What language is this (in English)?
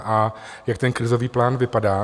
Czech